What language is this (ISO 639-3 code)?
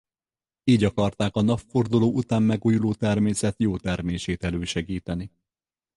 hun